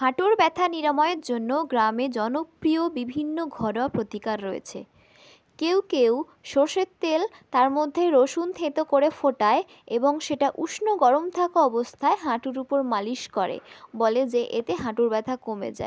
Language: Bangla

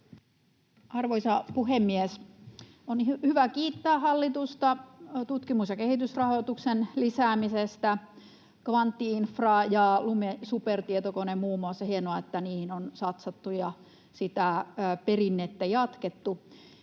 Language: Finnish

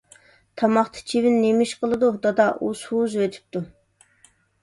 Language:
Uyghur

